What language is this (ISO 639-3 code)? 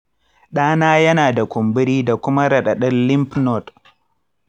hau